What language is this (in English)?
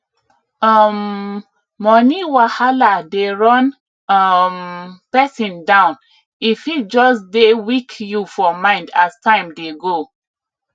Nigerian Pidgin